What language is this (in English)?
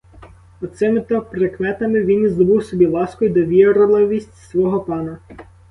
Ukrainian